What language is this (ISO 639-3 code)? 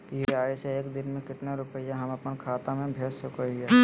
mag